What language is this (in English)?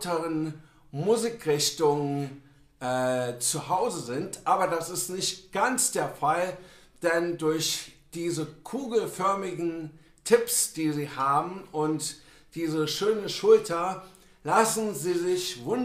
German